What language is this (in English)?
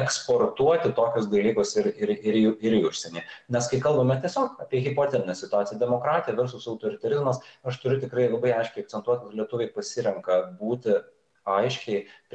Lithuanian